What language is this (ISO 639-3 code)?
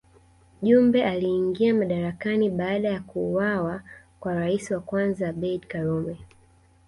swa